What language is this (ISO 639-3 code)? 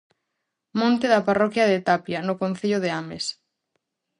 glg